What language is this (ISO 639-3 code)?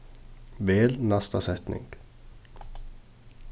fao